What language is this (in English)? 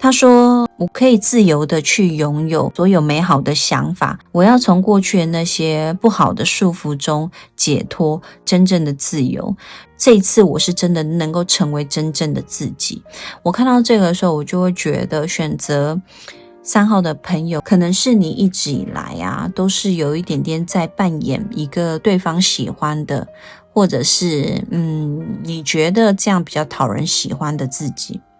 Chinese